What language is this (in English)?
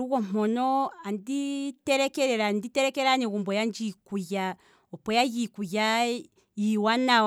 Kwambi